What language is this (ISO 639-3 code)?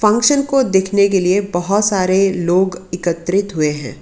hin